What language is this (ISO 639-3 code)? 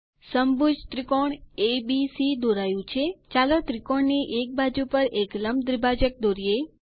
guj